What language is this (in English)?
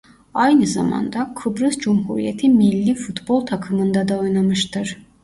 Turkish